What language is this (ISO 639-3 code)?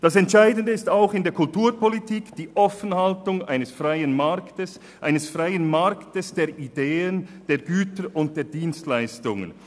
gsw